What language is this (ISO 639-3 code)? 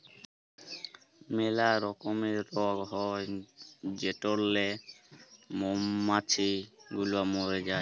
ben